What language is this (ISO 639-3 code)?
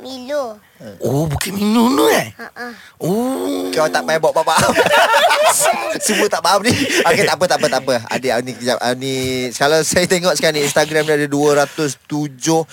msa